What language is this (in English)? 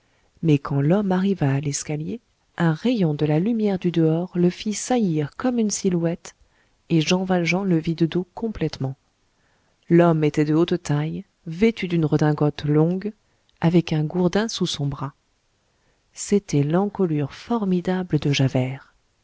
French